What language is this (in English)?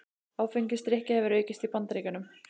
Icelandic